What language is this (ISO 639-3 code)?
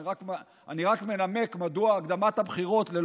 heb